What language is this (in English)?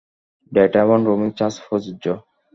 Bangla